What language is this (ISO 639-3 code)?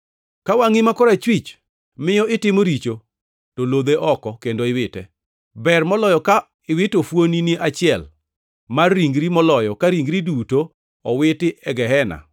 luo